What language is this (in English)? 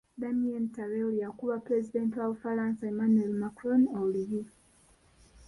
Ganda